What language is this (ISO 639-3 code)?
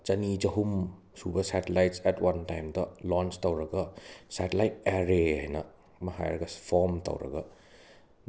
mni